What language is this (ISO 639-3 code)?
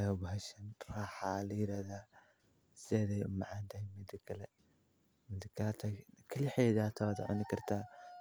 som